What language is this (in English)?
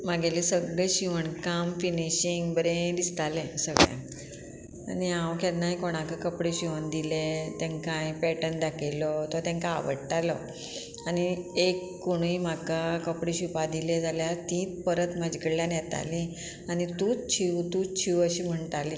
Konkani